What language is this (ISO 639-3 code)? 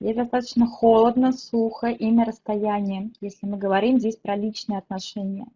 rus